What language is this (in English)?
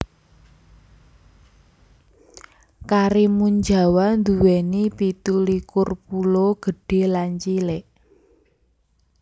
Javanese